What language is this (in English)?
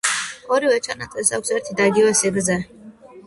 Georgian